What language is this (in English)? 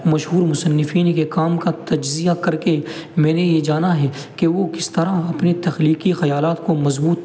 Urdu